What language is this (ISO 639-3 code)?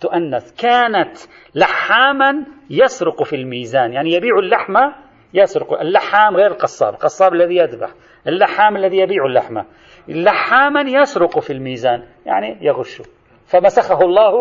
ara